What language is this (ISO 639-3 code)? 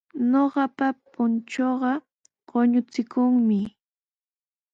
qws